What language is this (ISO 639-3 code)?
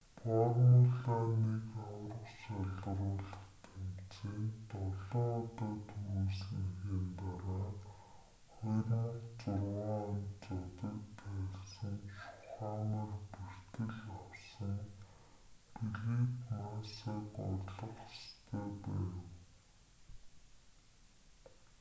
mon